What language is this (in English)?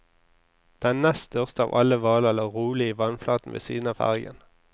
Norwegian